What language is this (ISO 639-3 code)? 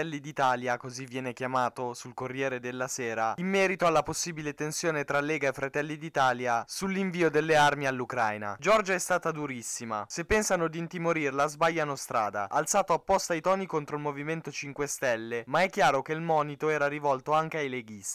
ita